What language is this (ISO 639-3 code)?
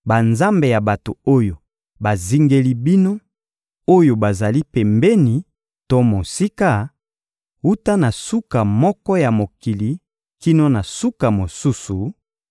lin